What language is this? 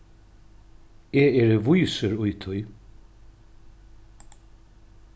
Faroese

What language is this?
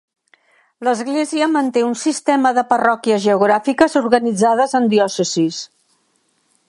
Catalan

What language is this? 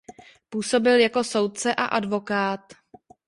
Czech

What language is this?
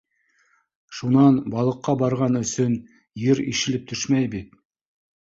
Bashkir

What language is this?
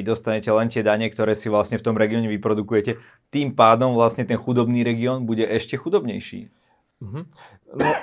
Slovak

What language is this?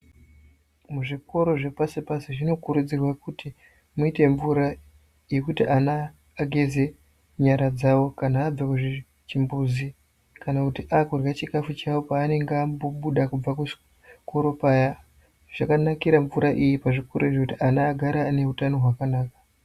Ndau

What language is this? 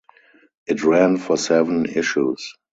English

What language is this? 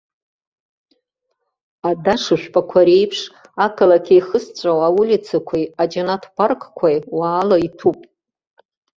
Abkhazian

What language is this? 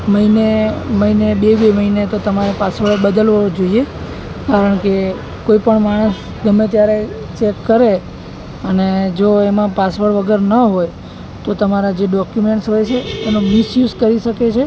Gujarati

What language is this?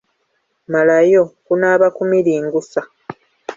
Ganda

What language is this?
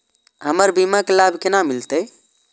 Maithili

